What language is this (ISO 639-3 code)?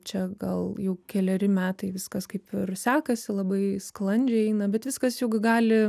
lit